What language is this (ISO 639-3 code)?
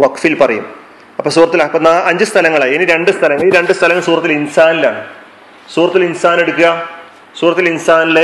mal